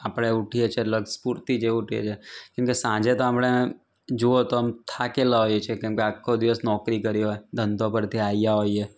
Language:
Gujarati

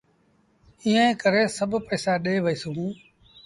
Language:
Sindhi Bhil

